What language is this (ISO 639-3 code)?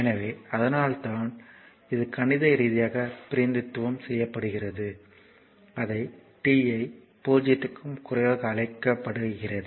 tam